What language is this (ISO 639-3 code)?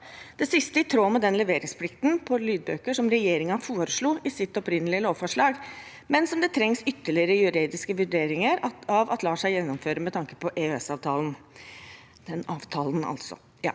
nor